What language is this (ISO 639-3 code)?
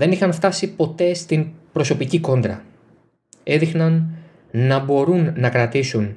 ell